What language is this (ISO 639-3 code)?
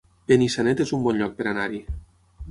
cat